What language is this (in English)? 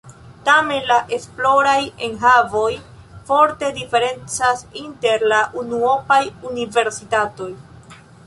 Esperanto